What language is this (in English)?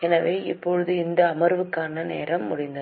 Tamil